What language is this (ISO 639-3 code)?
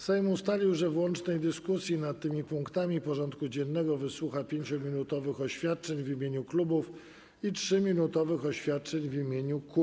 pol